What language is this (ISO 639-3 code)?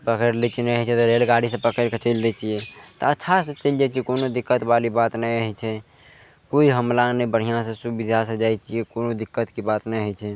mai